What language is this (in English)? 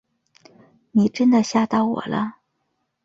Chinese